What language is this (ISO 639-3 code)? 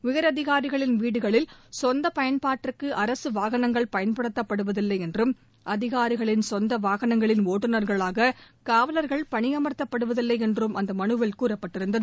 tam